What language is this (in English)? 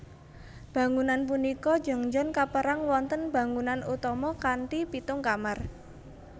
Javanese